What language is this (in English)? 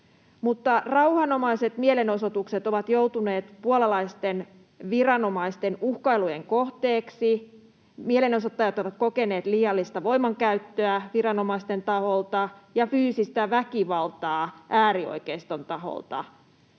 Finnish